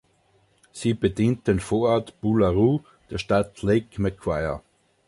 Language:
German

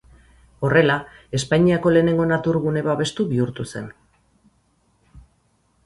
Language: Basque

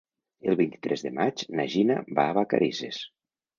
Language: Catalan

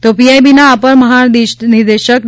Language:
Gujarati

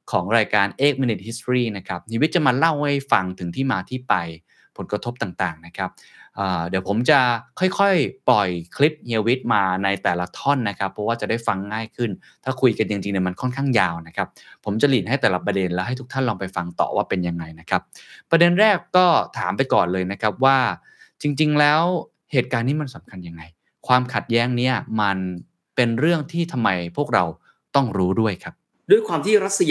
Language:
Thai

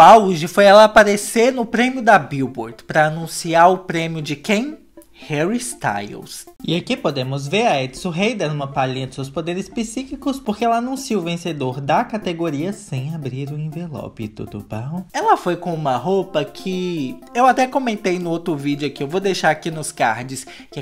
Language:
Portuguese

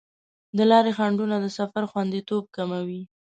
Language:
Pashto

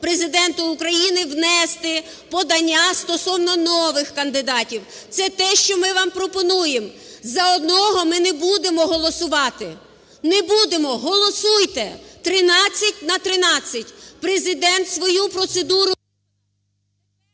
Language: Ukrainian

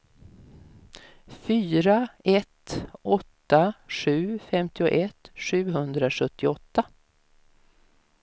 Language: Swedish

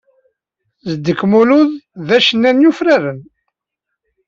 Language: Kabyle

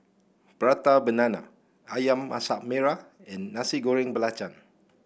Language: English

